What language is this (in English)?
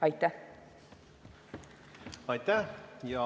Estonian